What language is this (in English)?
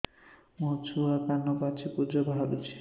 Odia